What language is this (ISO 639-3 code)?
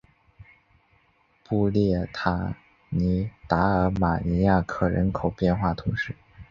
zho